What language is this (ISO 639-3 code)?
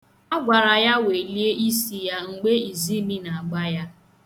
ibo